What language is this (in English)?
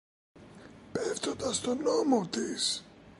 Greek